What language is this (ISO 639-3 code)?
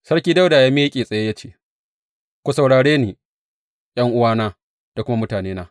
hau